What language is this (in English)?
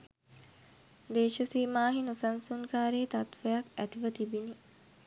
Sinhala